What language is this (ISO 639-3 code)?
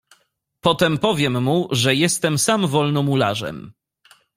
pol